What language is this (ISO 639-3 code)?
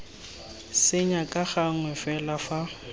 tsn